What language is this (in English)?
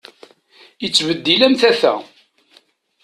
Kabyle